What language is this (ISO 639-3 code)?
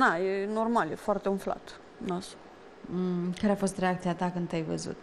ron